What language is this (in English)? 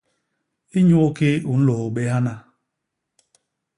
Basaa